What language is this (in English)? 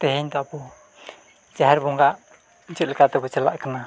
Santali